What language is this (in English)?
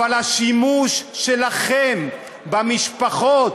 Hebrew